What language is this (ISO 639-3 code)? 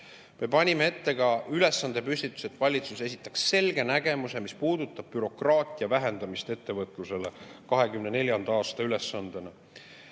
est